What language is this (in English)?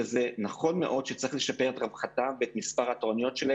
Hebrew